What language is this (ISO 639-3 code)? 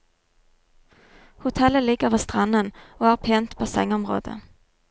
nor